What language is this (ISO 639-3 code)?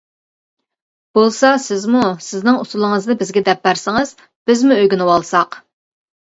uig